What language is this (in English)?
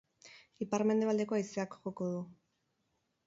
Basque